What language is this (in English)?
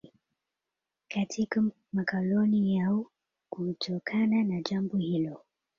Swahili